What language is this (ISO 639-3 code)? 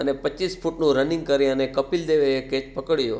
guj